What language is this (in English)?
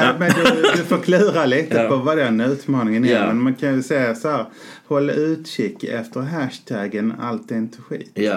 Swedish